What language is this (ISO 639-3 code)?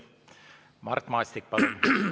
est